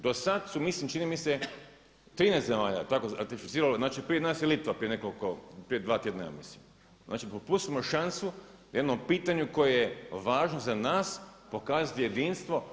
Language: Croatian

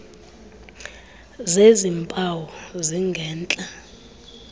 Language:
Xhosa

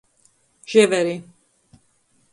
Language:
Latgalian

